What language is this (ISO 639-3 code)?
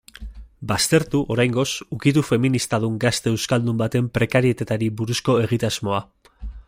eus